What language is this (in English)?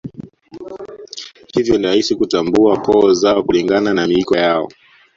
Swahili